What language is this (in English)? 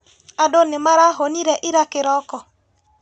Kikuyu